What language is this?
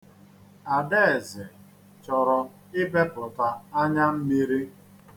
Igbo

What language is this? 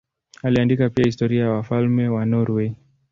Swahili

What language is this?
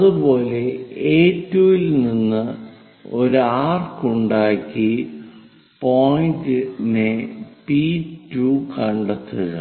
Malayalam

